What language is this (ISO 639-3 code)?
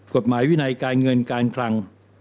tha